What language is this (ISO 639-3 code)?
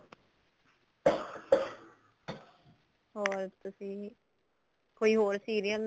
pan